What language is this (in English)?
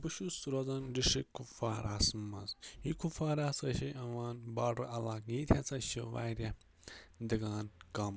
Kashmiri